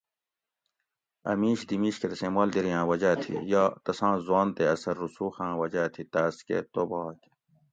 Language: Gawri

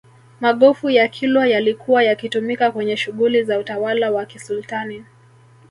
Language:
Swahili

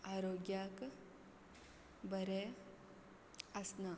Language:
Konkani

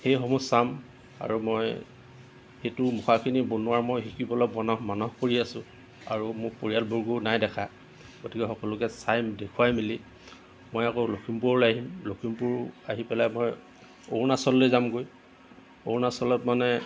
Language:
Assamese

